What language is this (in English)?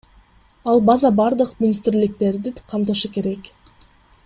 Kyrgyz